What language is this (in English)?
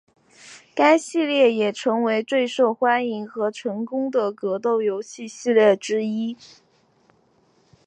Chinese